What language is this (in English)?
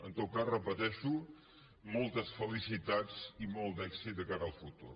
Catalan